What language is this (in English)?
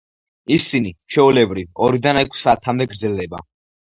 Georgian